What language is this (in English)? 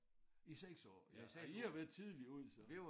Danish